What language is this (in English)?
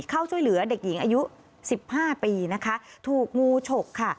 Thai